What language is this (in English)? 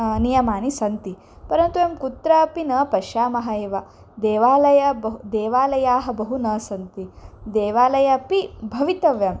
Sanskrit